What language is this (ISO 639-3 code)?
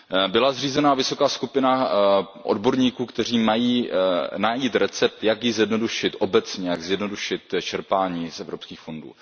ces